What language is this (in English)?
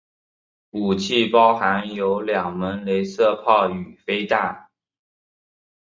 Chinese